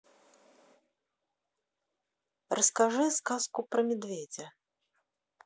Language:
Russian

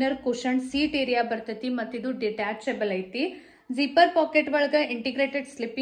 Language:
Kannada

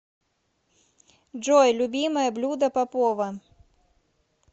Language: Russian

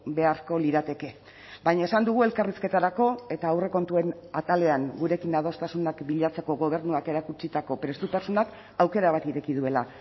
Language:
Basque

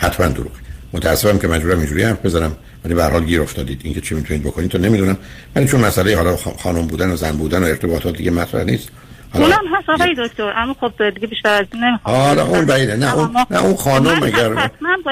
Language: Persian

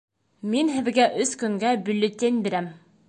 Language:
Bashkir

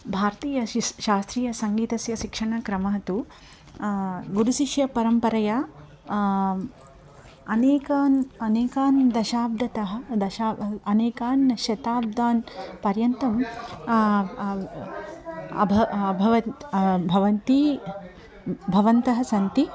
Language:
Sanskrit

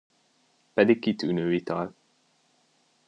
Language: Hungarian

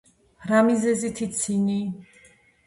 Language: Georgian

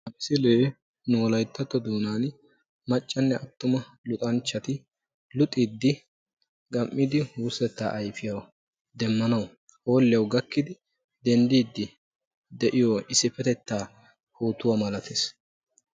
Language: Wolaytta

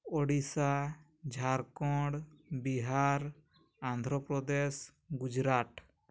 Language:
Odia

